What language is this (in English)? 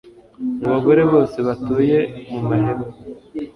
Kinyarwanda